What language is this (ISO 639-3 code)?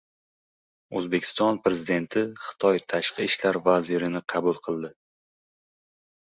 uzb